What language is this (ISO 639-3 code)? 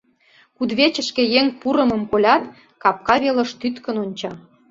chm